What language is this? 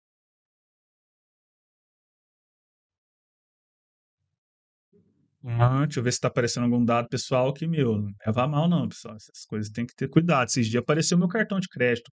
Portuguese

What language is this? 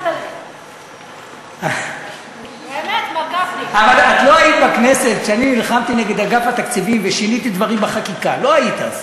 Hebrew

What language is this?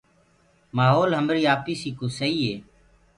Gurgula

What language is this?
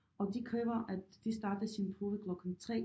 Danish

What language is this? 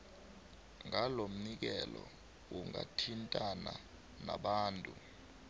South Ndebele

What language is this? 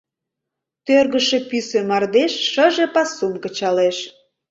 Mari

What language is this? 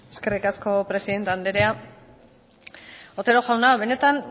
Basque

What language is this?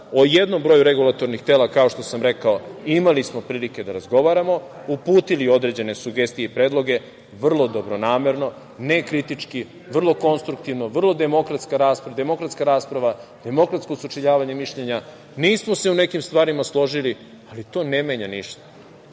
Serbian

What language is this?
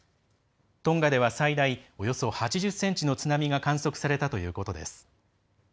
Japanese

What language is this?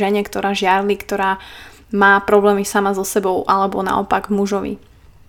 Slovak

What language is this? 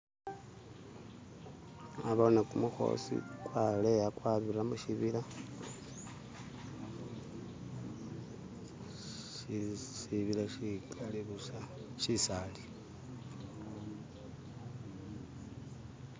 Masaaba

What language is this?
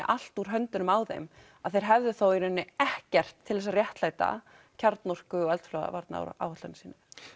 Icelandic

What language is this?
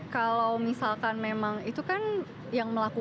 Indonesian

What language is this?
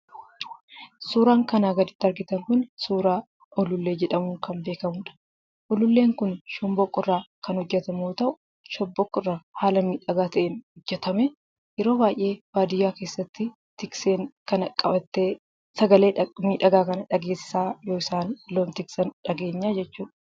Oromo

